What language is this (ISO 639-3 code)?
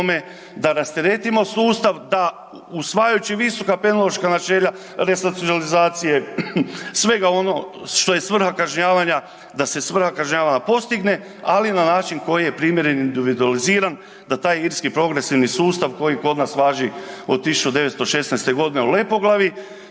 hrv